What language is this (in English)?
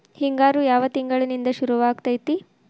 Kannada